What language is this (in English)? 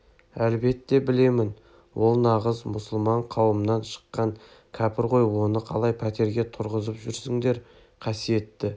Kazakh